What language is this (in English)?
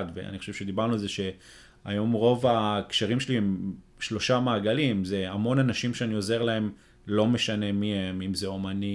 Hebrew